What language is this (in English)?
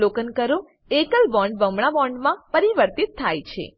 Gujarati